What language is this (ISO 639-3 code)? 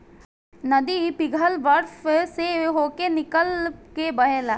bho